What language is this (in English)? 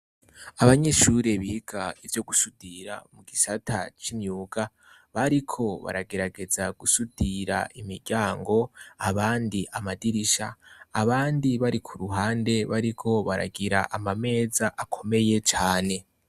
Rundi